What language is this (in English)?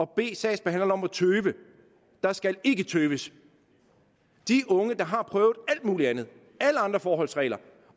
Danish